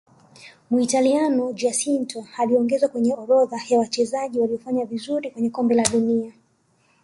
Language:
Swahili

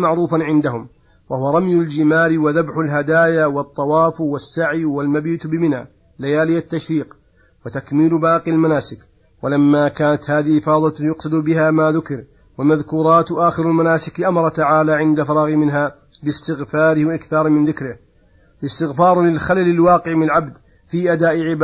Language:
Arabic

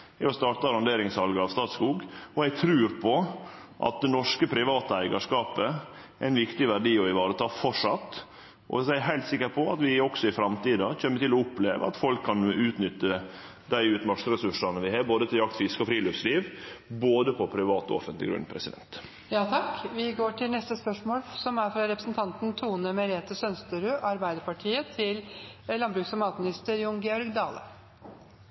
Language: Norwegian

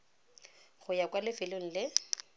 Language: Tswana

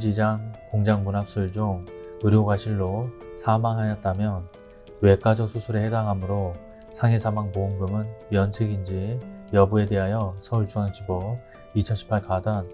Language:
Korean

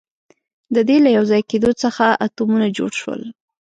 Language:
Pashto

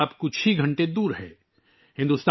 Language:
Urdu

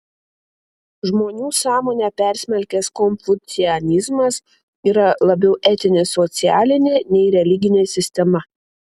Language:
Lithuanian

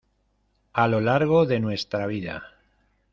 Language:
Spanish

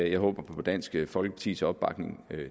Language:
Danish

